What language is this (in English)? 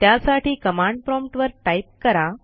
Marathi